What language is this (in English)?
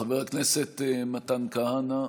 Hebrew